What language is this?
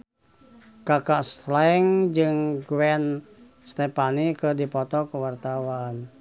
Sundanese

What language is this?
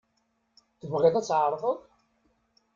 Kabyle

